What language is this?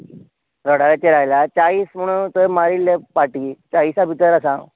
Konkani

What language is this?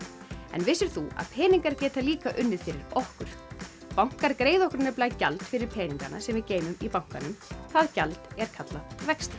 Icelandic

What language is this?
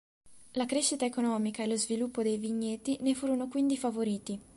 Italian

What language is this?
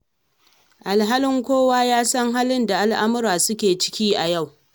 Hausa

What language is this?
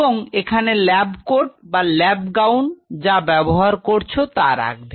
Bangla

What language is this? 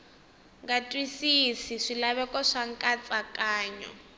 Tsonga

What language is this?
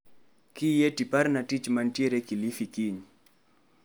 Luo (Kenya and Tanzania)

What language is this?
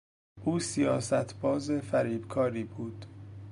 Persian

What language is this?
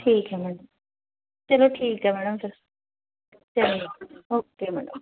Punjabi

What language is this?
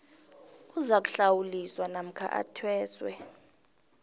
South Ndebele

